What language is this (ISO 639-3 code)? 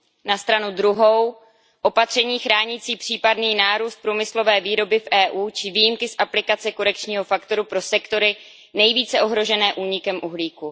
ces